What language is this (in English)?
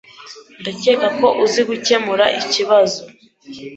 Kinyarwanda